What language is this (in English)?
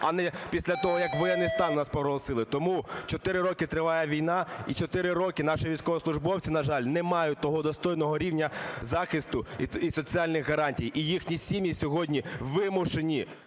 Ukrainian